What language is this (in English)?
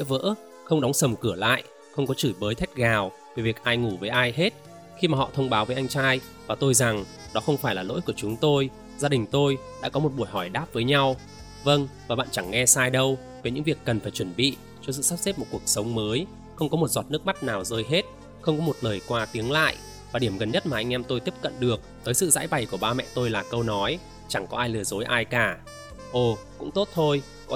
Vietnamese